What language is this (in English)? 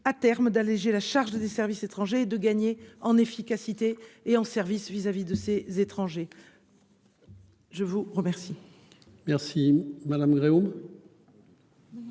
French